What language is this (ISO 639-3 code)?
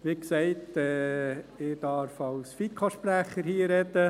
gsw